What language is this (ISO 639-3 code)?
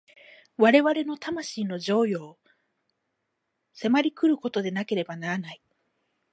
jpn